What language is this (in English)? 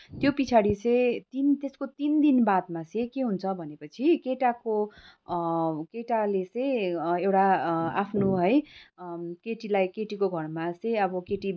Nepali